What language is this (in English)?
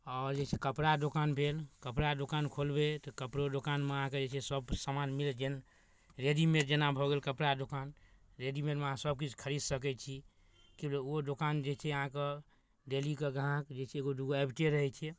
Maithili